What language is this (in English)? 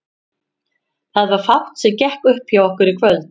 Icelandic